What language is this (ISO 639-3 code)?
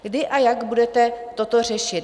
ces